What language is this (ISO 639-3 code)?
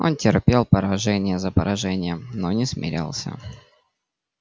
rus